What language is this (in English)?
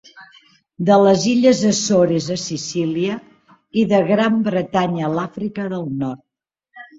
Catalan